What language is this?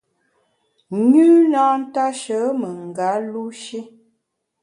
Bamun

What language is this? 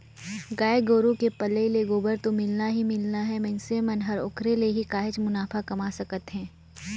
Chhattisgarhi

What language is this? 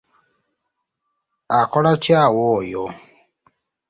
Ganda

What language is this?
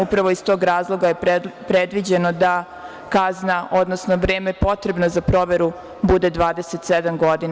Serbian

